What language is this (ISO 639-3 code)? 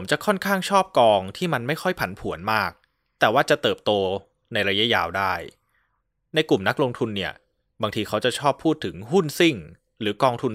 tha